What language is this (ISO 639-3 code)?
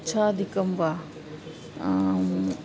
san